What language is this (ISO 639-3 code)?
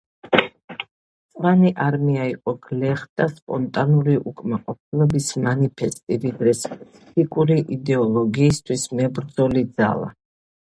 kat